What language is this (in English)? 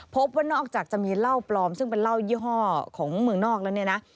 Thai